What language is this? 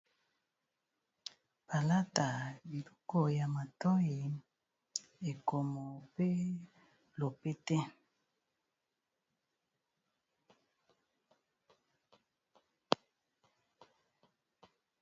Lingala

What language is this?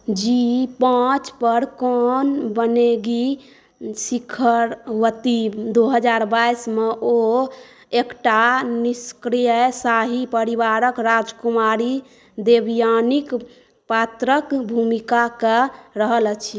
Maithili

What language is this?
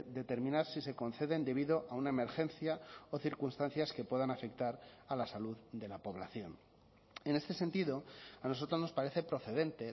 Spanish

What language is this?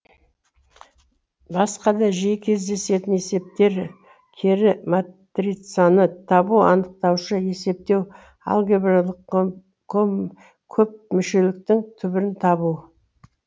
Kazakh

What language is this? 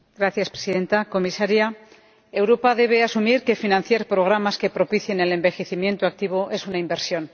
Spanish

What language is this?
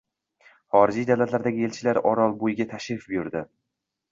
Uzbek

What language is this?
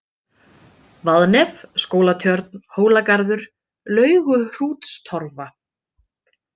Icelandic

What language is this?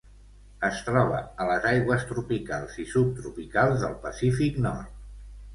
Catalan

